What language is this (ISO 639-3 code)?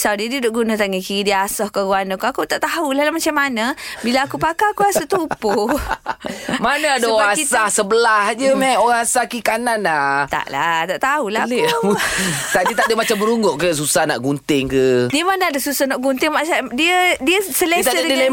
msa